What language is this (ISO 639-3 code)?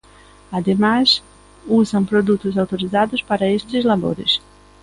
glg